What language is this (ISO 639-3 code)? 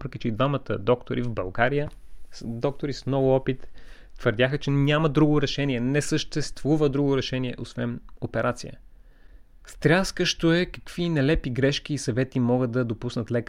bul